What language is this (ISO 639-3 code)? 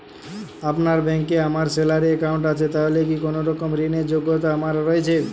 ben